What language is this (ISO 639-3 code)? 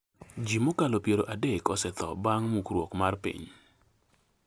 luo